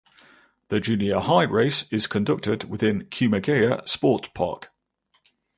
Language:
English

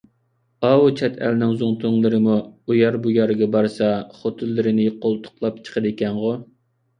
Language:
Uyghur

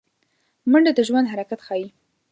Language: Pashto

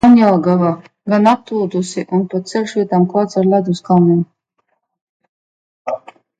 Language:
Latvian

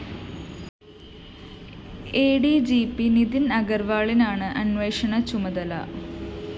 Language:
Malayalam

